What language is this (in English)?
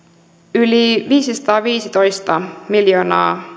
Finnish